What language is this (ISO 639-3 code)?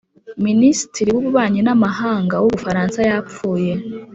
kin